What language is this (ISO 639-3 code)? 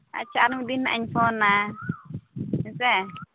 sat